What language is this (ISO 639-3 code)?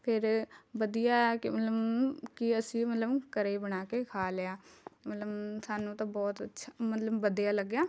pan